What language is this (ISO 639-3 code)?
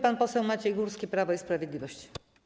pol